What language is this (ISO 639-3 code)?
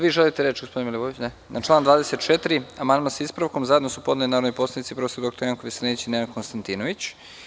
srp